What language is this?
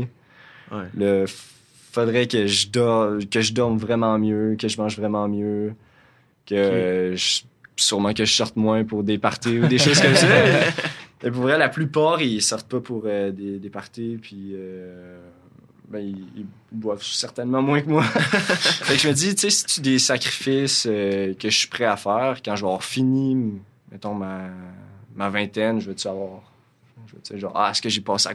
French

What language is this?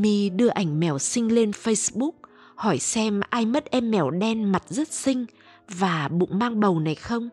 Vietnamese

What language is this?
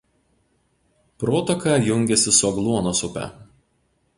Lithuanian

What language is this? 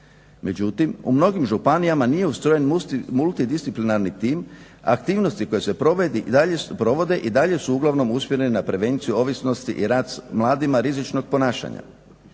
Croatian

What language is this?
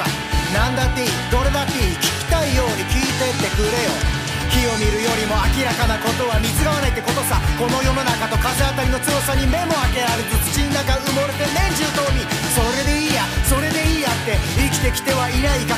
Japanese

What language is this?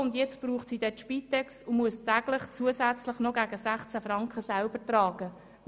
Swiss German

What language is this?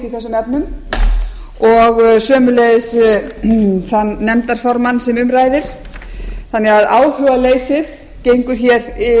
Icelandic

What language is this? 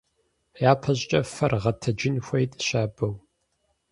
Kabardian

